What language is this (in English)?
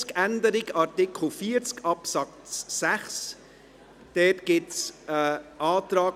Swiss German